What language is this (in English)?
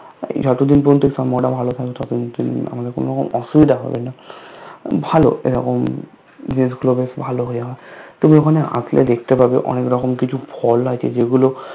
Bangla